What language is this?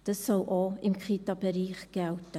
Swiss German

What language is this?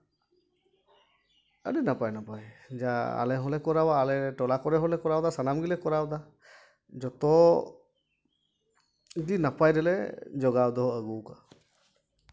Santali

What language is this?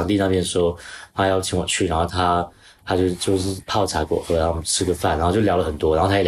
Chinese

